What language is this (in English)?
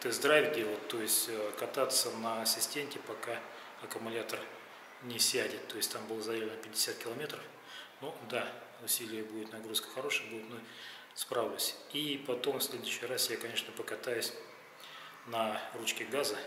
Russian